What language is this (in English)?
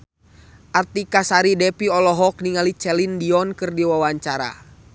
Sundanese